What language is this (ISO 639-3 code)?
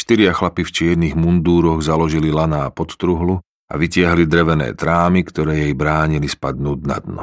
slk